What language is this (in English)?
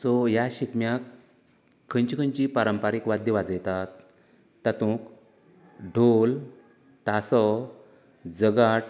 Konkani